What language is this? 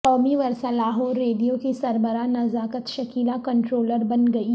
Urdu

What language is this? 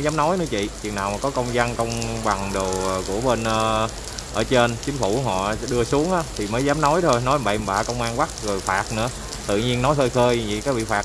Vietnamese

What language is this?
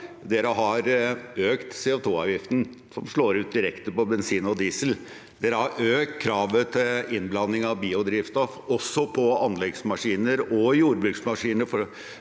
Norwegian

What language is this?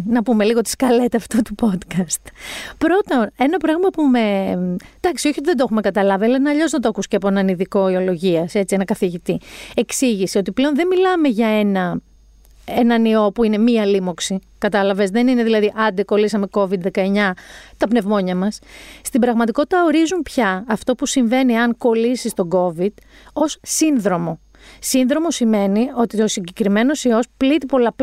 Greek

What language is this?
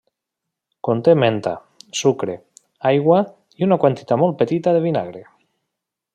Catalan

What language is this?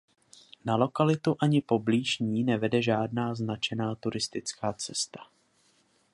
Czech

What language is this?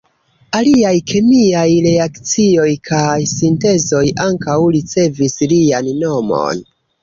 Esperanto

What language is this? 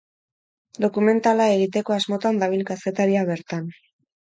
Basque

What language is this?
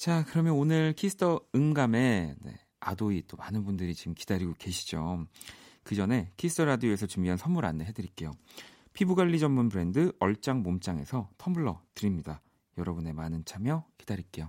Korean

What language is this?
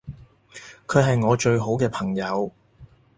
Cantonese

